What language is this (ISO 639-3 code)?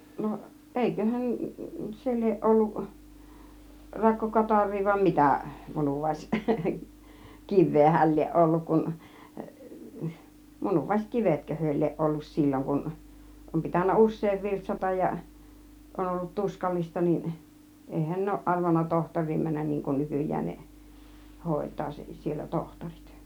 fin